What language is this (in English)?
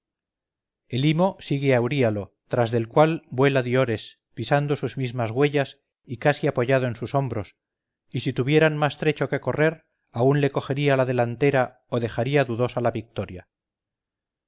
Spanish